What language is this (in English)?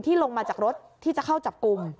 Thai